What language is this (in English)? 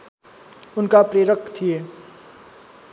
Nepali